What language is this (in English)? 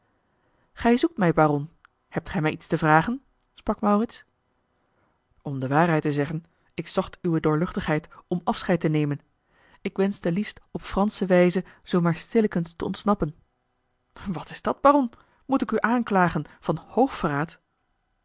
Dutch